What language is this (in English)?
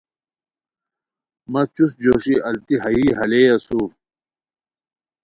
Khowar